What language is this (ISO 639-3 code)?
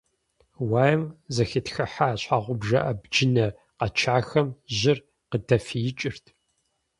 kbd